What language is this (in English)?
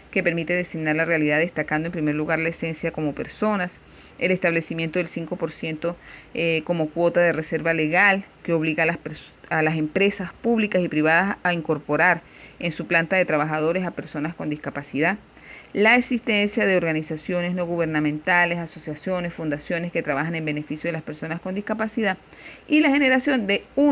Spanish